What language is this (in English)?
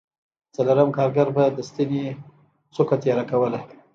Pashto